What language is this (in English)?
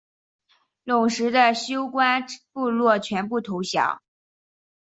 Chinese